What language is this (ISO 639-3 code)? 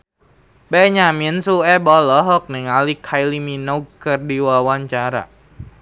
sun